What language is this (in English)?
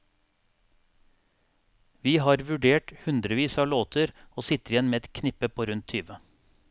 Norwegian